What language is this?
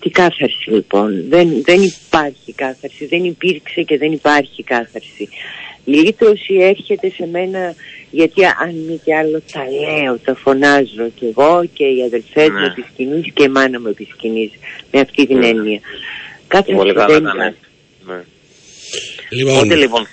Greek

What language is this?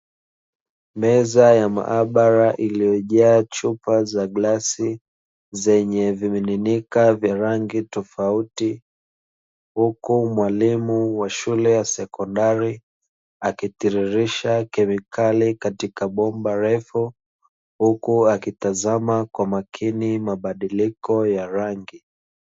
Swahili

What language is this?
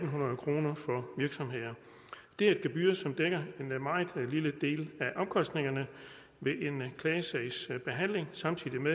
Danish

